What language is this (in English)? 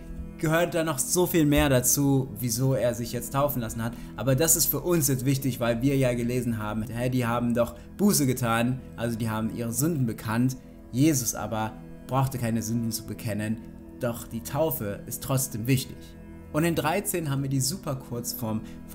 German